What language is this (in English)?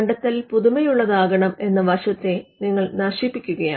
Malayalam